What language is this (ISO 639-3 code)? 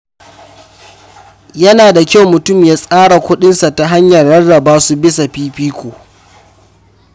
hau